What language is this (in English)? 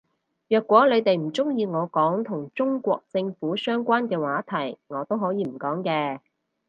Cantonese